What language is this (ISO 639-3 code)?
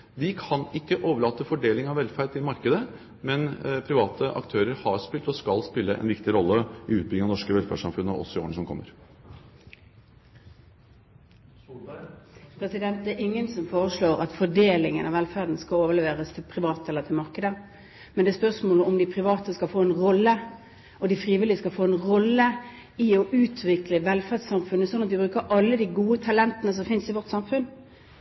nob